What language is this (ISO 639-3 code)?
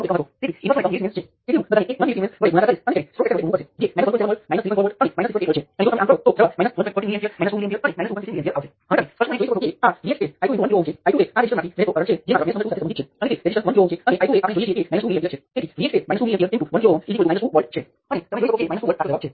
guj